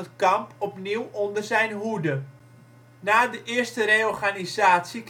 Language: Dutch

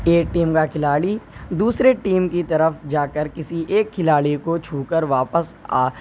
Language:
Urdu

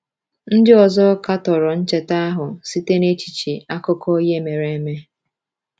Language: Igbo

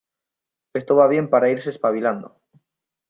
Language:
Spanish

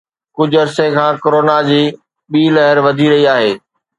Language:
Sindhi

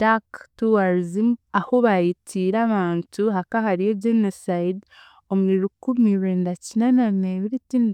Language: Chiga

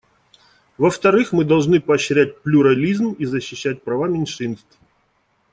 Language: Russian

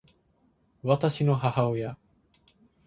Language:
Japanese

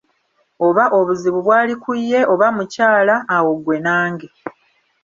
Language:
Ganda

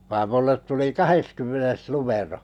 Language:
Finnish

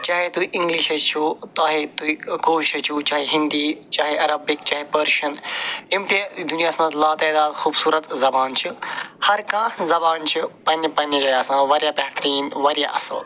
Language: Kashmiri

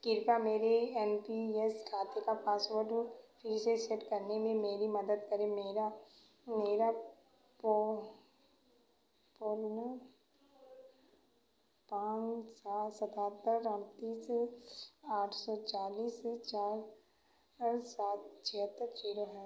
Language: Hindi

